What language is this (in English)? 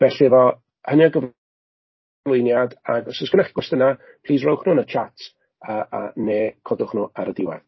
Welsh